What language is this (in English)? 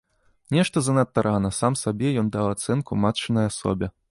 Belarusian